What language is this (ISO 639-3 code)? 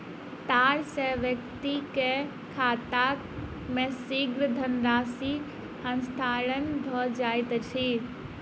mai